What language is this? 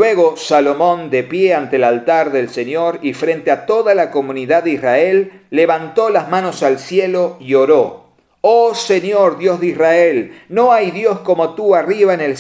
Spanish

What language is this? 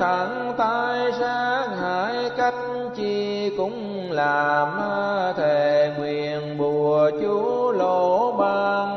Vietnamese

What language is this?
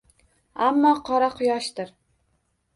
Uzbek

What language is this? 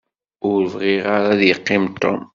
Kabyle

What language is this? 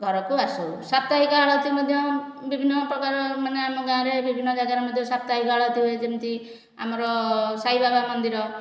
Odia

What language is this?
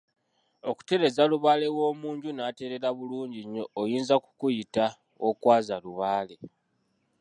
Ganda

